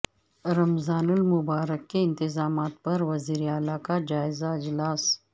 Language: Urdu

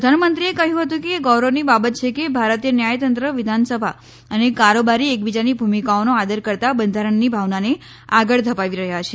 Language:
Gujarati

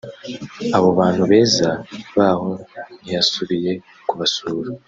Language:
Kinyarwanda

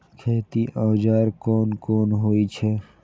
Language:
Maithili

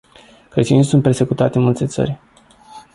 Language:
Romanian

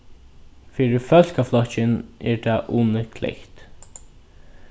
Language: Faroese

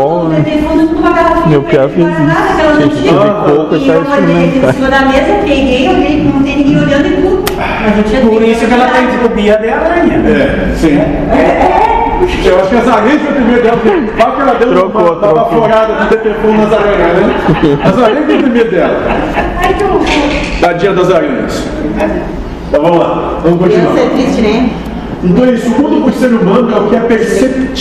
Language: Portuguese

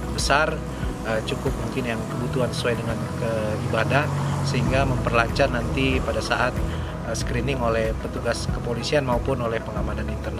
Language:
Indonesian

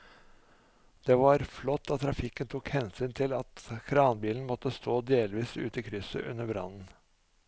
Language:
Norwegian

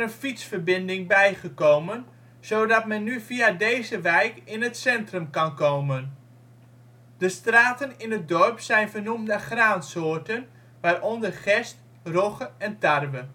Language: Dutch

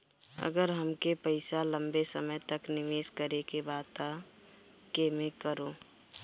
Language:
Bhojpuri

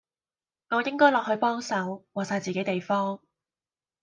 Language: Cantonese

